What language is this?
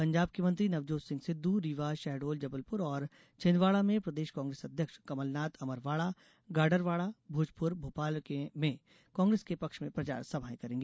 Hindi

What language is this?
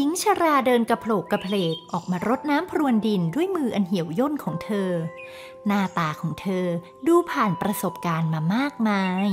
Thai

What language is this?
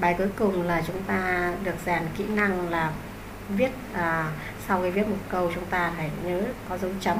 Vietnamese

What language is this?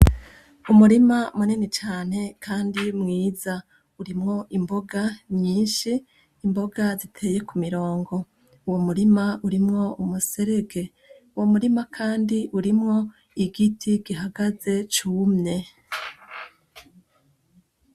Rundi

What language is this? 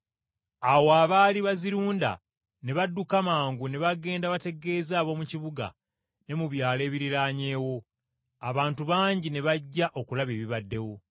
Ganda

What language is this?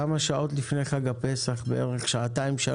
Hebrew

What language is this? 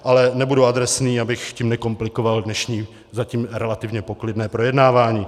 Czech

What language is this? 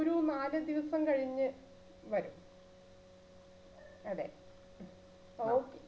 Malayalam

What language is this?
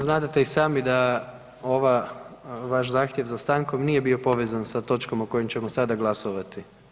Croatian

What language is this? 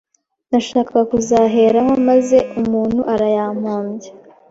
Kinyarwanda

